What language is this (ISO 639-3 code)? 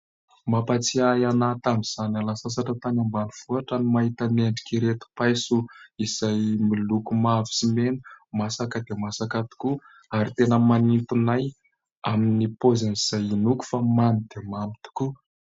mlg